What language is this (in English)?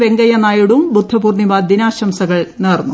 Malayalam